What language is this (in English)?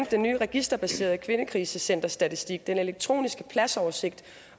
Danish